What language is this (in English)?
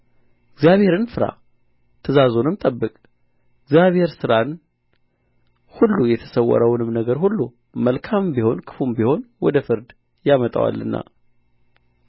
Amharic